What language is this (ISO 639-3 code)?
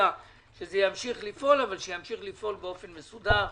heb